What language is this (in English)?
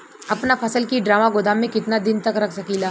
Bhojpuri